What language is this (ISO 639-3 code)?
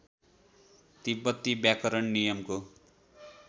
nep